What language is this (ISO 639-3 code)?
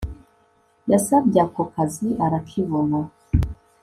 kin